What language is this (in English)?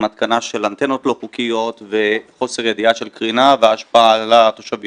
Hebrew